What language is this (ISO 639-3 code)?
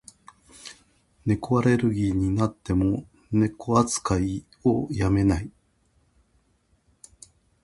jpn